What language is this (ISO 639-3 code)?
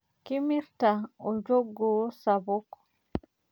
mas